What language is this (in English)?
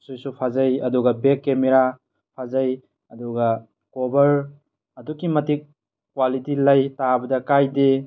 Manipuri